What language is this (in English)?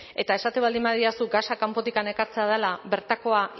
Basque